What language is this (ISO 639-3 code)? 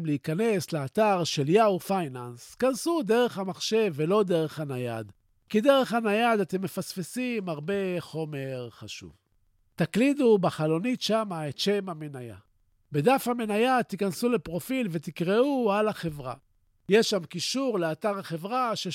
heb